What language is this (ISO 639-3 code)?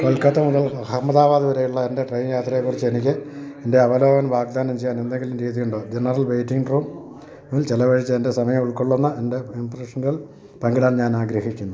mal